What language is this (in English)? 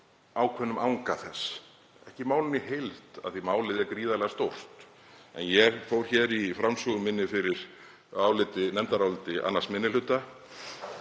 Icelandic